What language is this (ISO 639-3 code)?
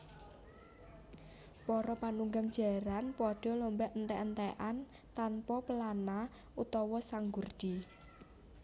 jav